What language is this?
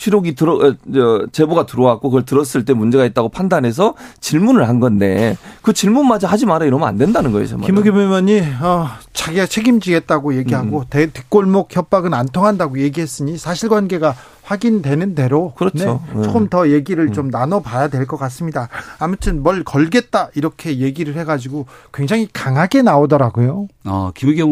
Korean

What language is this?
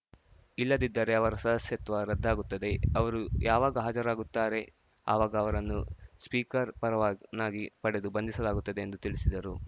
Kannada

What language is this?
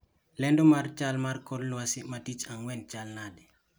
Luo (Kenya and Tanzania)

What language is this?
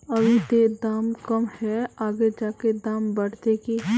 Magahi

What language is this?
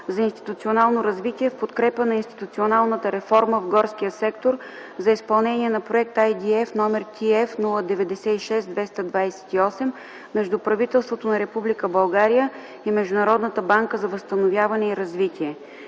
Bulgarian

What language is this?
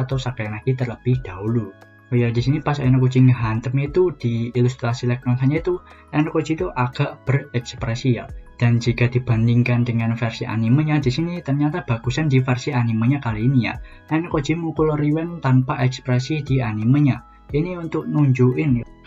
Indonesian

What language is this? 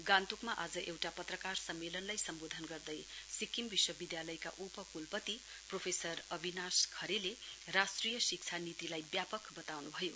Nepali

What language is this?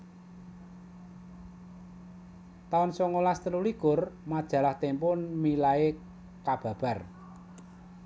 Javanese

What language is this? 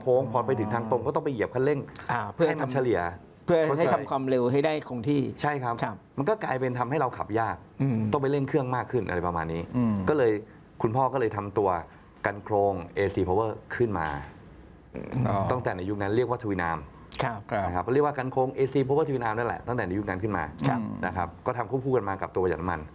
Thai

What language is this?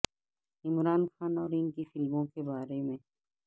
Urdu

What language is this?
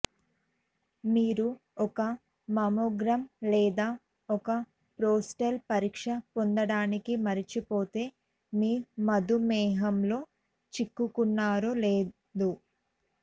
Telugu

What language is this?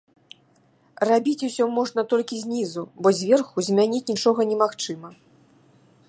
Belarusian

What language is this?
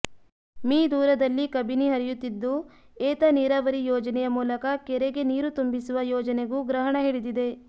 Kannada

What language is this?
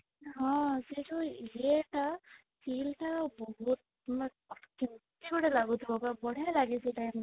Odia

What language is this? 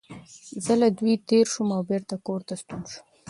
Pashto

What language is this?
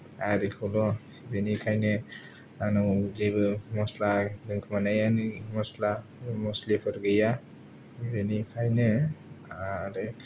Bodo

